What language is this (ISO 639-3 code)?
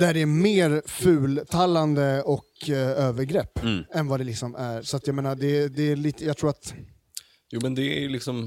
swe